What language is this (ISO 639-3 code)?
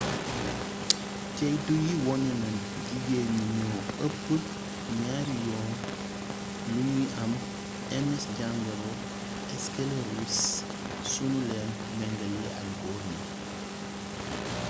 wol